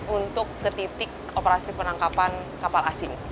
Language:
Indonesian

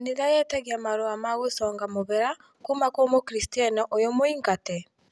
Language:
Kikuyu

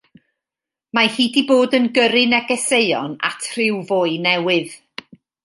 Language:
Welsh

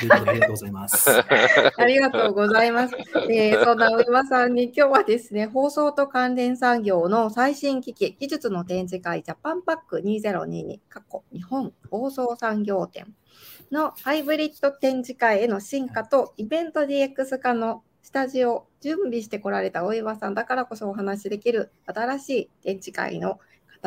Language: Japanese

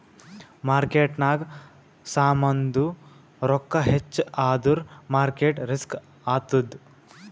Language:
Kannada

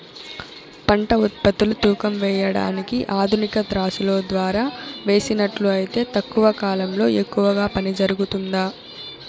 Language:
Telugu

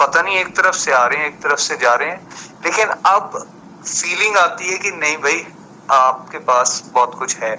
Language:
Hindi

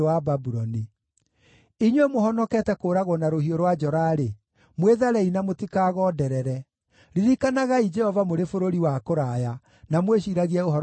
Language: Kikuyu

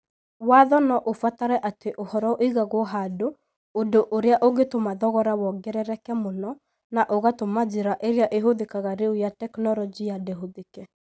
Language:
Kikuyu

